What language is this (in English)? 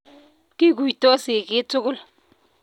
Kalenjin